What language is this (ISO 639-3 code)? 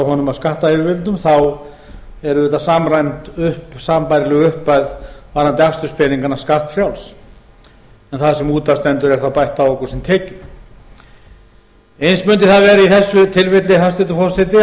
isl